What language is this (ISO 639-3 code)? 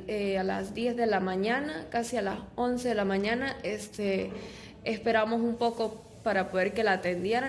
spa